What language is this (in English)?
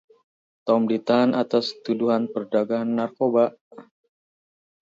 Indonesian